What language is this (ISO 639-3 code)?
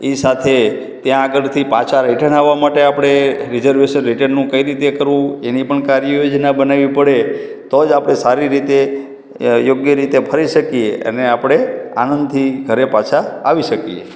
guj